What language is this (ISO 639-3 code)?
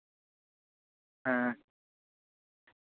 sat